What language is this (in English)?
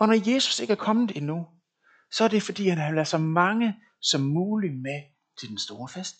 Danish